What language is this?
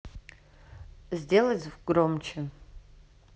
Russian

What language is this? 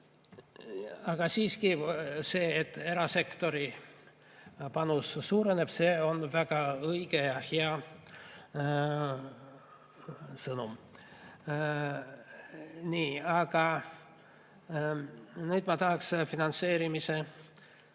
Estonian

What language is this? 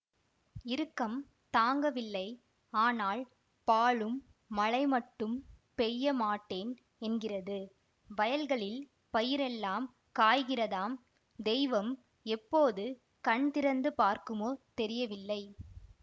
Tamil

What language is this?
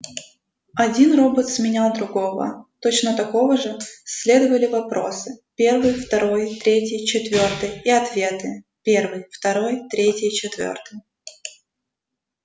Russian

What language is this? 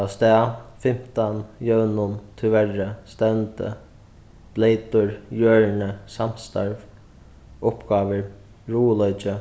Faroese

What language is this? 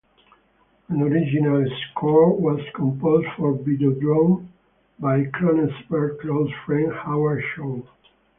English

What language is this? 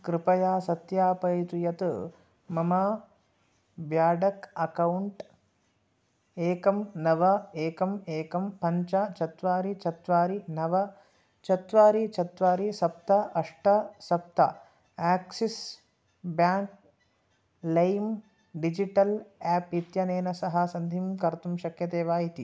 Sanskrit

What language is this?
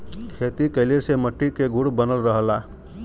Bhojpuri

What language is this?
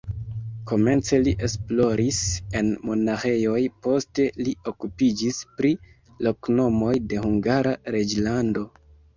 Esperanto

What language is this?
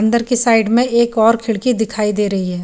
Hindi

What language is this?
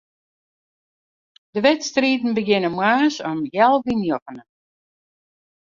Western Frisian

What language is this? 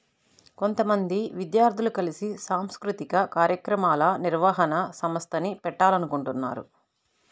Telugu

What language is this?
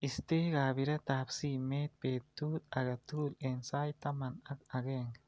Kalenjin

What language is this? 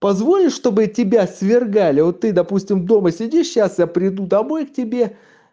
Russian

